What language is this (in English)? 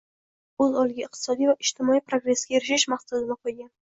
Uzbek